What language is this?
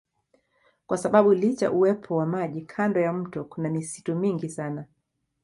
Swahili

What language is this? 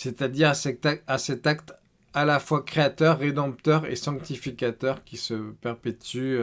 French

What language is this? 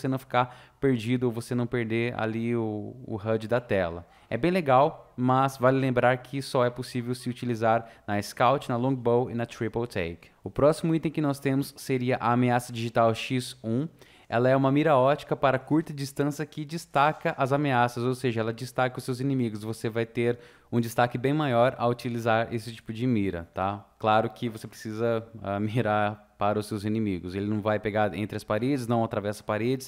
Portuguese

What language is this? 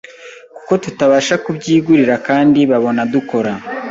Kinyarwanda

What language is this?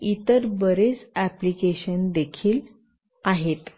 Marathi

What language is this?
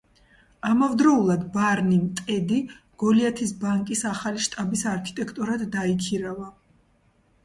Georgian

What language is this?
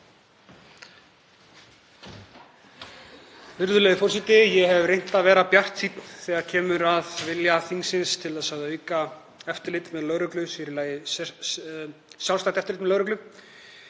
Icelandic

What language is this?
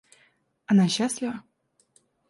Russian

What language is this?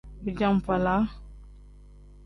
Tem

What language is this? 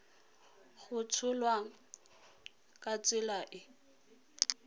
Tswana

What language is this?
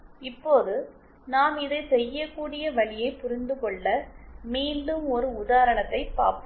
Tamil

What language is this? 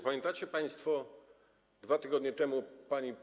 Polish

